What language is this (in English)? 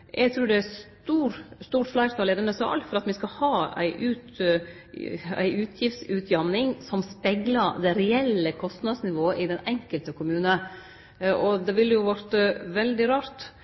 Norwegian Nynorsk